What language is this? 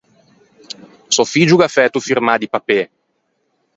Ligurian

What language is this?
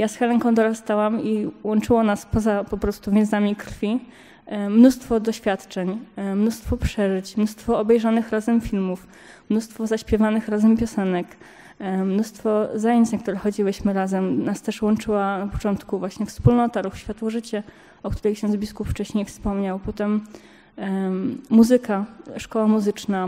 Polish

